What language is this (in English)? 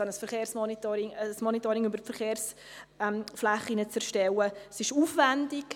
Swiss German